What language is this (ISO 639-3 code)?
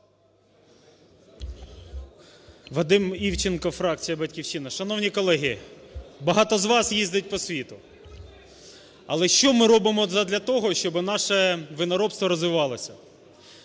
ukr